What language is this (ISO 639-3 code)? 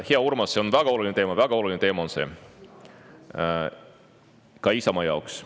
est